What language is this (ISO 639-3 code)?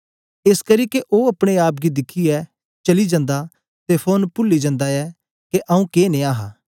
doi